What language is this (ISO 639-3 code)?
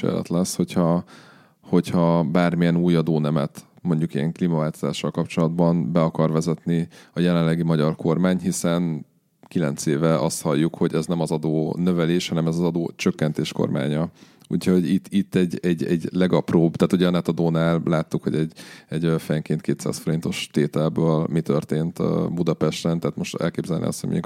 hun